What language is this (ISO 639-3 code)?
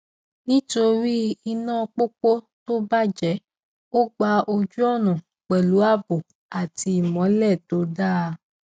yor